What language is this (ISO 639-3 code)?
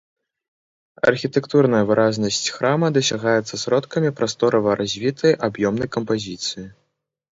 bel